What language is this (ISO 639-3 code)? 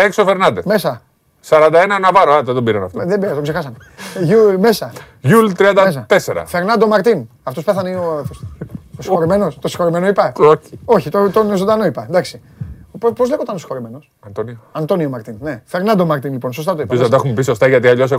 ell